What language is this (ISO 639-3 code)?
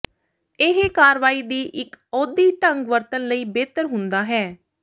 pan